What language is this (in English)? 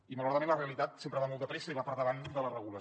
Catalan